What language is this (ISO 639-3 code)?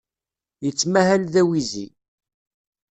kab